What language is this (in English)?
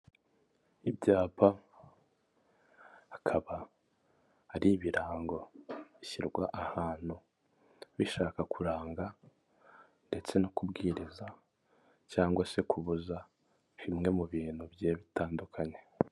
Kinyarwanda